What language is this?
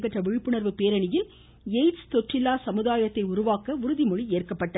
Tamil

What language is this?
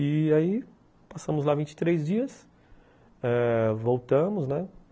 Portuguese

